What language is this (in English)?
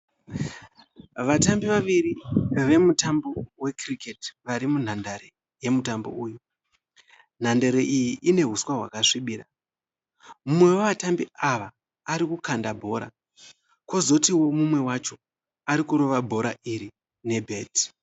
Shona